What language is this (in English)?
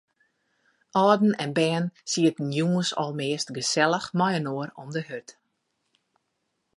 Western Frisian